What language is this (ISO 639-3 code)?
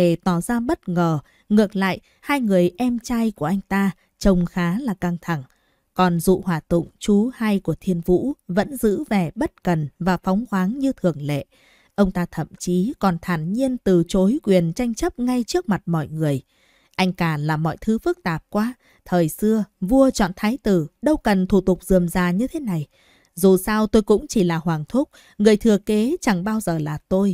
vie